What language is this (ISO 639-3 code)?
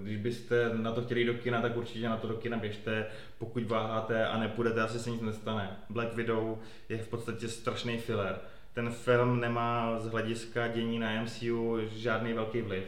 ces